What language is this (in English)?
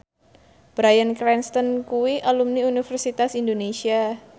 Javanese